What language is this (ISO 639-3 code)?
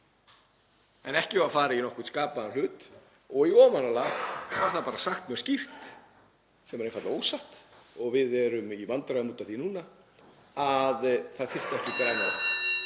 isl